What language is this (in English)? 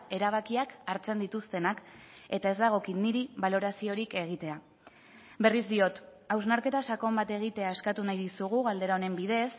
Basque